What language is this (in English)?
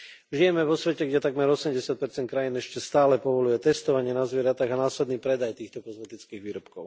Slovak